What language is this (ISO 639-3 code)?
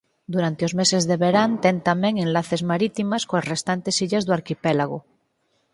glg